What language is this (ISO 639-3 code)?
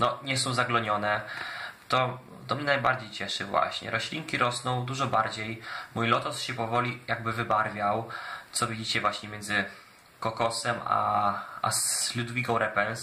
pol